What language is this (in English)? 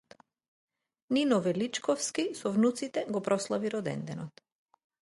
Macedonian